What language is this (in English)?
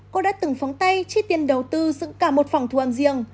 Vietnamese